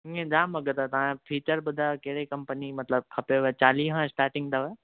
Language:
Sindhi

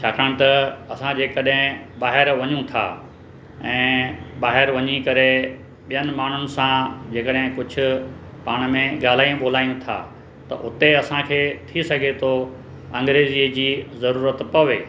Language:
Sindhi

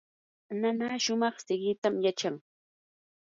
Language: Yanahuanca Pasco Quechua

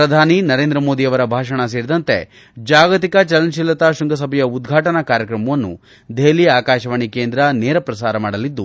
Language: Kannada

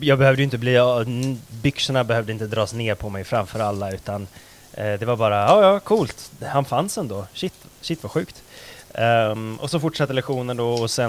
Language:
Swedish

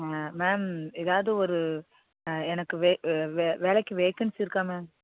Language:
Tamil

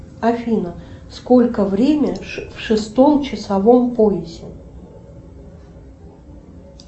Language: Russian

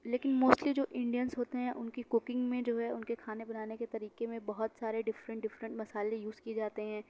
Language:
Urdu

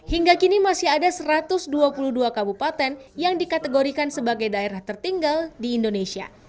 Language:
Indonesian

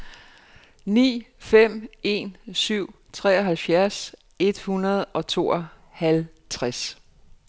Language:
Danish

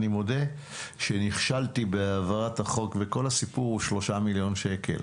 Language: Hebrew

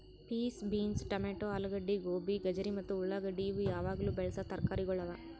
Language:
Kannada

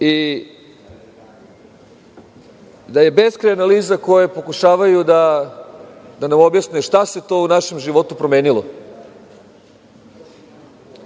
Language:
Serbian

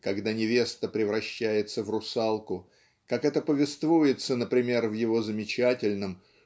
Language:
Russian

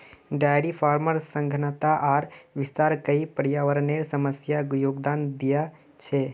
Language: Magahi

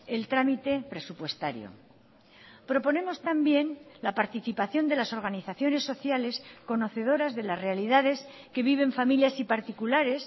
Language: Spanish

